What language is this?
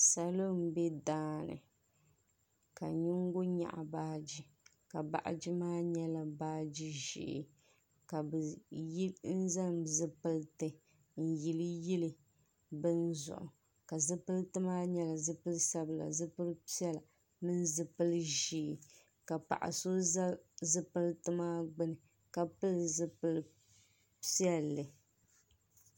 Dagbani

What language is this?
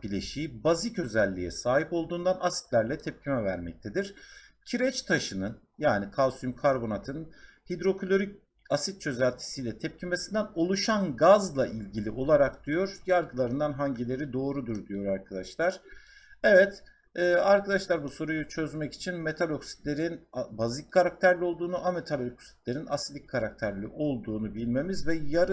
Turkish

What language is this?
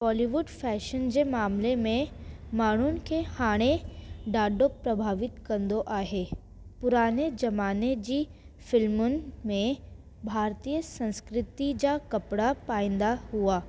Sindhi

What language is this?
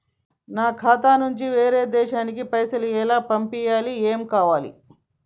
Telugu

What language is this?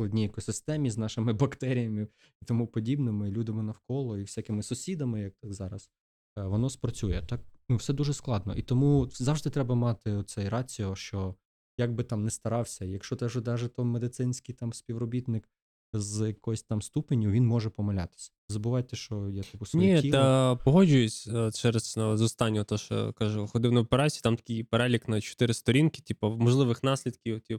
Ukrainian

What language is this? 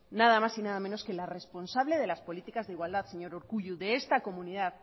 Spanish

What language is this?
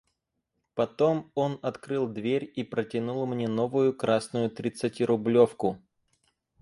Russian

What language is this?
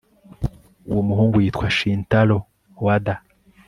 Kinyarwanda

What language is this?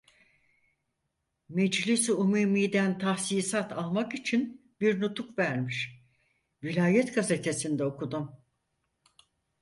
Turkish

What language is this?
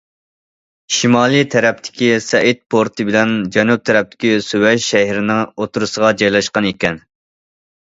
Uyghur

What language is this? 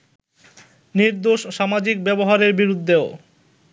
Bangla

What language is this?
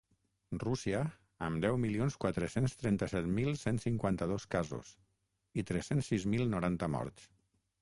Catalan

